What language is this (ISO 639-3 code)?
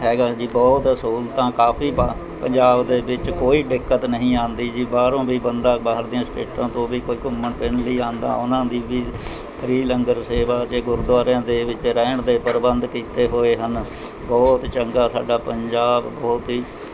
pan